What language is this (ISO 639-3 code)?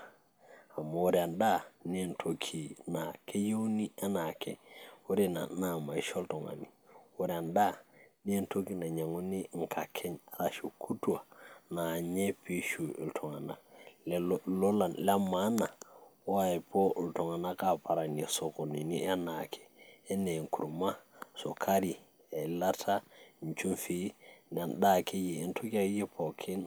mas